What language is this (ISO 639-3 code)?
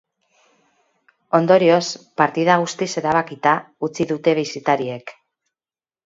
eus